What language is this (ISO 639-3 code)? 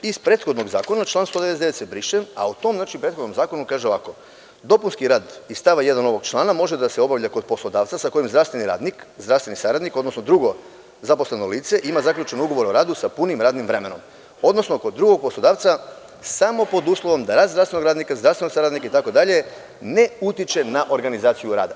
srp